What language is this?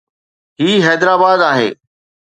Sindhi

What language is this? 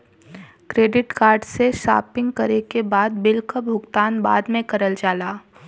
Bhojpuri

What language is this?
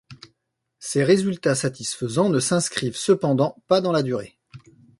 French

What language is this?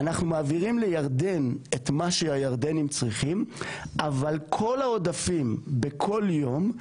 Hebrew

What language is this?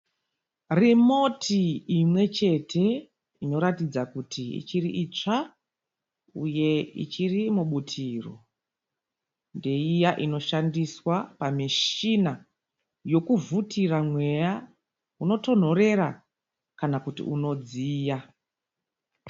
Shona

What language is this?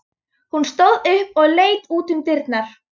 Icelandic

